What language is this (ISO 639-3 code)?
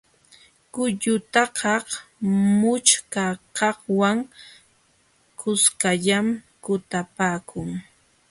qxw